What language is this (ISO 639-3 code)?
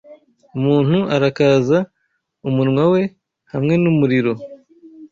kin